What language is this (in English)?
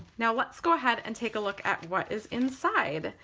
English